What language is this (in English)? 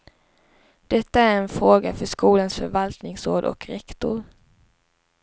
Swedish